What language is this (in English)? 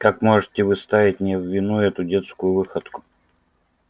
Russian